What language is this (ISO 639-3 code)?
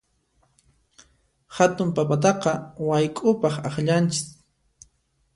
qxp